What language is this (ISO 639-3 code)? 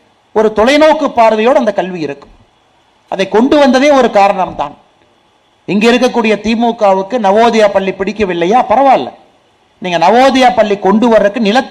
tam